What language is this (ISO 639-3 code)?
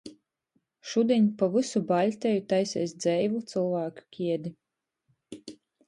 ltg